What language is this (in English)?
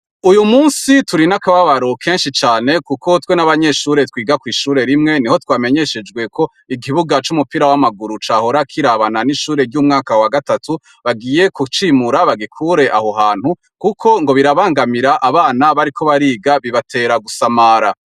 Rundi